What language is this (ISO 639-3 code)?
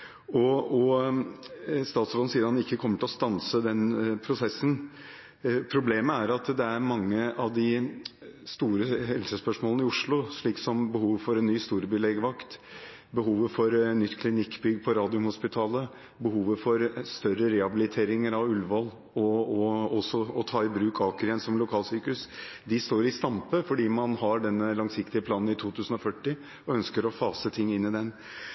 nob